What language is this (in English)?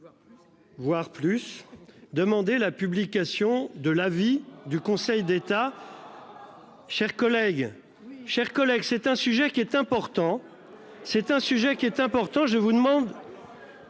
French